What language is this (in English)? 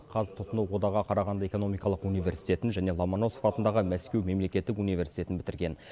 Kazakh